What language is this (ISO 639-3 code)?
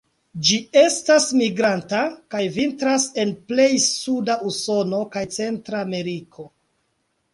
epo